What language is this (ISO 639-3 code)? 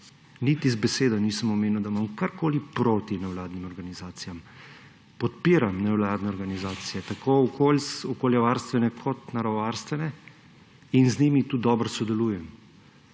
slv